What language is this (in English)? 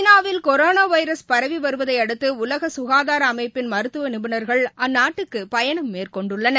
Tamil